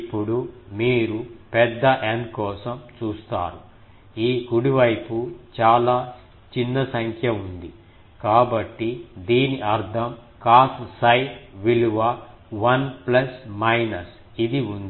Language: Telugu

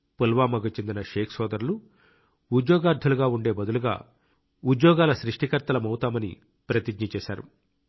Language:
Telugu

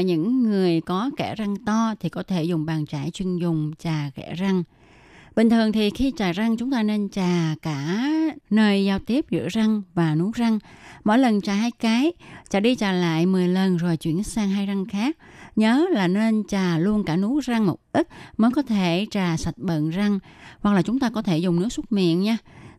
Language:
Vietnamese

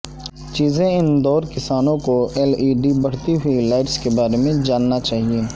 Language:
Urdu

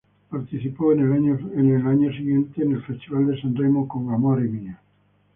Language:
Spanish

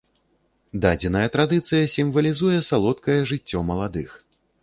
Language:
Belarusian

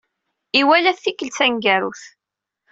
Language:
Kabyle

